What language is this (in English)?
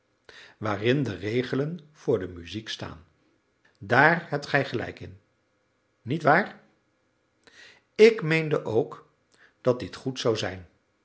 Dutch